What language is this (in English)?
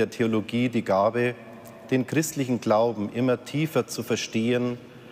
German